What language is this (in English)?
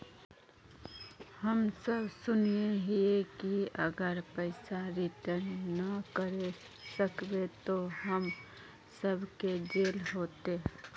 Magahi